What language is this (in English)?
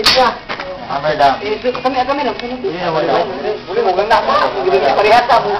Indonesian